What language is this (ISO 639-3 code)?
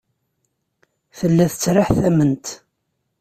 kab